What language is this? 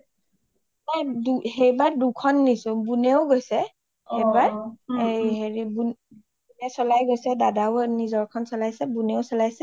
Assamese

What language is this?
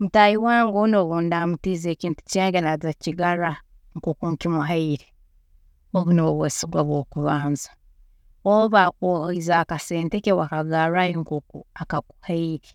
Tooro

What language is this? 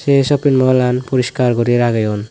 Chakma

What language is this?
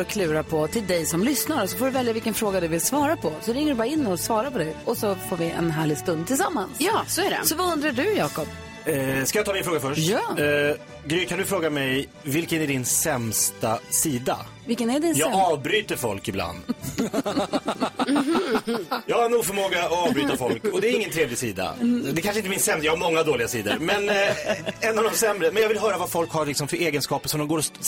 Swedish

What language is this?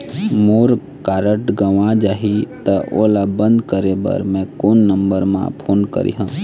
Chhattisgarhi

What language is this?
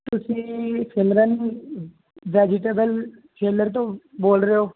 Punjabi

